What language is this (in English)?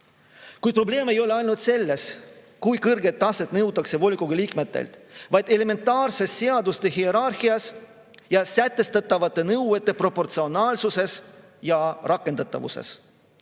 Estonian